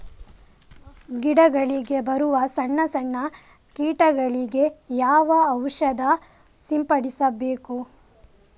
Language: Kannada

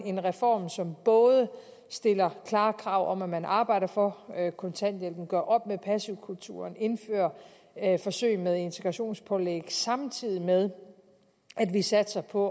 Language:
Danish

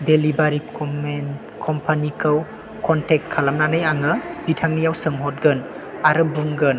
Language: Bodo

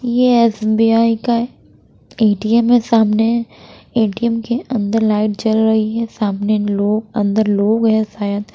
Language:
Hindi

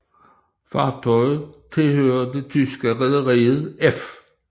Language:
Danish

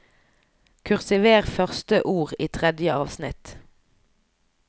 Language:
Norwegian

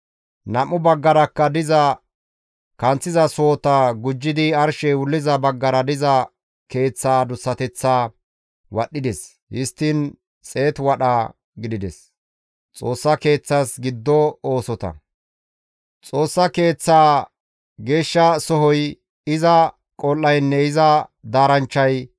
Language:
Gamo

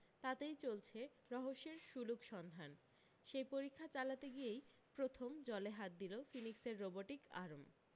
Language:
Bangla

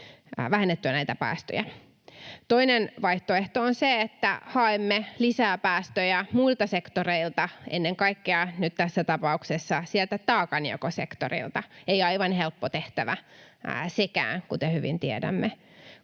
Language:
Finnish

